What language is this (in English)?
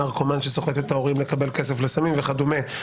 Hebrew